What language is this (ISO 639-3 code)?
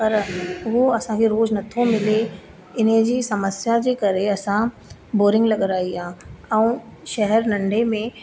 snd